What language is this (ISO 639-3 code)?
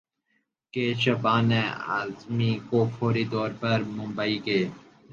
urd